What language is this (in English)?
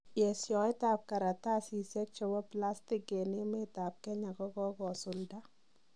Kalenjin